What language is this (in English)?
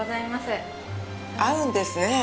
Japanese